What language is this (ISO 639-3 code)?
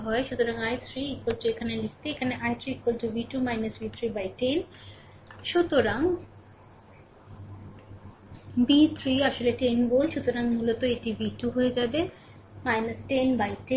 ben